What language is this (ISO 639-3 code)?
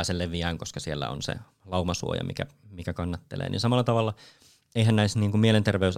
fin